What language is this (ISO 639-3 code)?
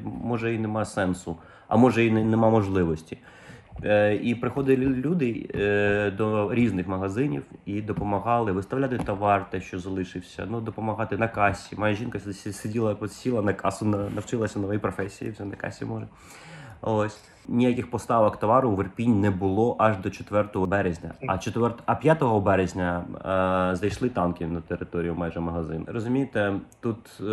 ukr